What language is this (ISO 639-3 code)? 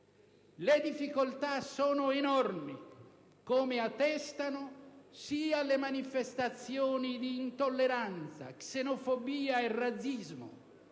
ita